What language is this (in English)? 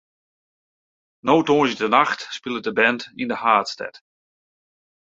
Western Frisian